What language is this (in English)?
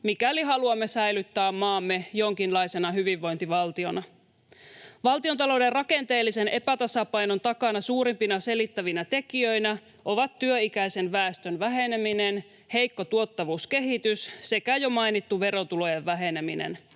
Finnish